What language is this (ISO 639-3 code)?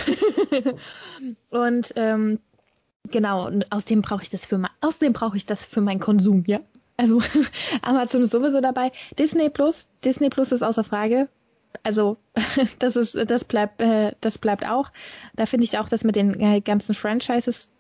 deu